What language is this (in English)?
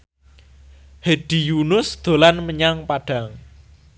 Javanese